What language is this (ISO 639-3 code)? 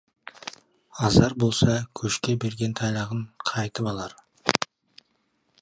kaz